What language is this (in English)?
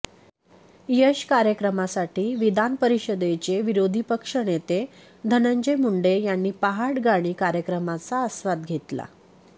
Marathi